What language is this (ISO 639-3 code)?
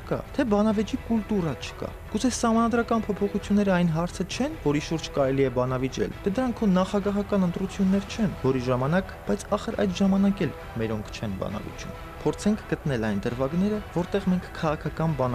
ron